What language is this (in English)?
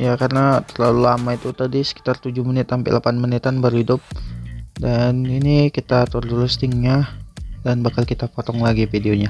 Indonesian